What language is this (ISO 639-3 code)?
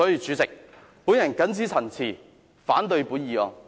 yue